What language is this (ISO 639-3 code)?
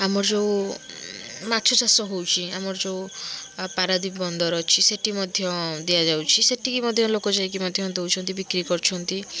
ori